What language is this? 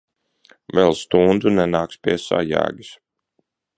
Latvian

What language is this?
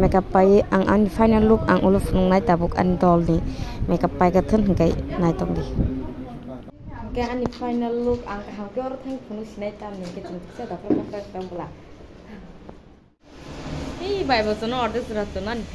Indonesian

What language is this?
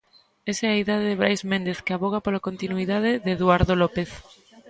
Galician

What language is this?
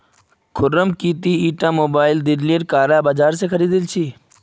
Magahi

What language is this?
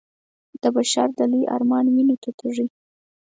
Pashto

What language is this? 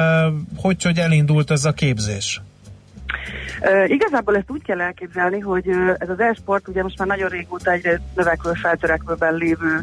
Hungarian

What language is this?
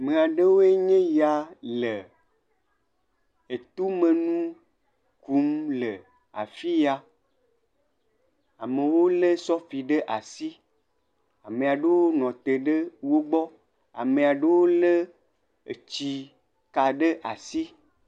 Ewe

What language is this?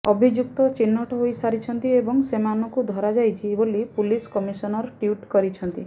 Odia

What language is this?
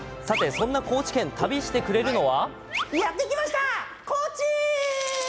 Japanese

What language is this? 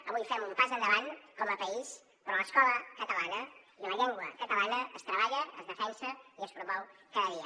Catalan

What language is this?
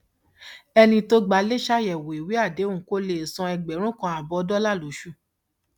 Yoruba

